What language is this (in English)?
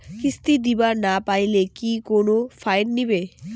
Bangla